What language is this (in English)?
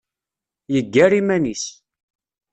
Kabyle